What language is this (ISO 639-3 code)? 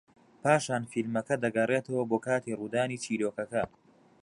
ckb